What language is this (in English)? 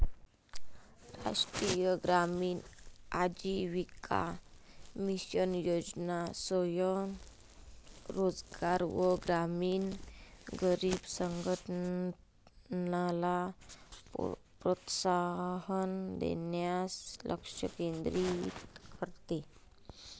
Marathi